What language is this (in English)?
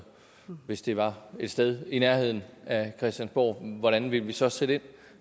Danish